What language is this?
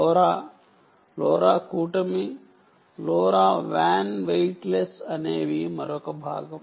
Telugu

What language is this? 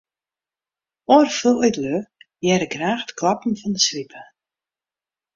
Western Frisian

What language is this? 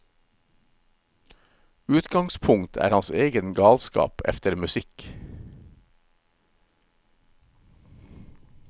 Norwegian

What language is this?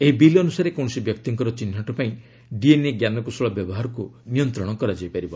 Odia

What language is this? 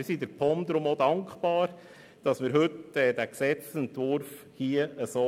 Swiss German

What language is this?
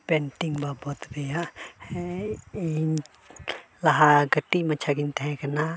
Santali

